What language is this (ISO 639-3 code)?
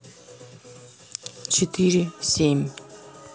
rus